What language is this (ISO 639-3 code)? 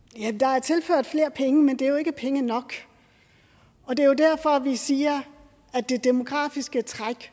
dan